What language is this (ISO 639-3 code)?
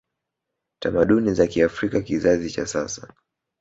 swa